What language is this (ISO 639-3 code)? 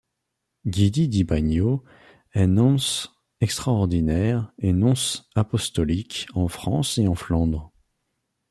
fra